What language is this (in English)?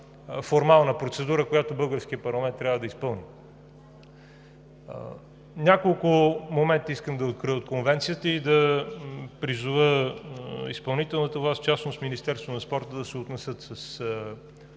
Bulgarian